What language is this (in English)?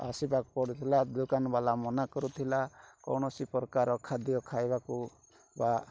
Odia